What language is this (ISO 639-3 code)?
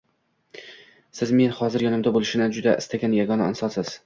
uzb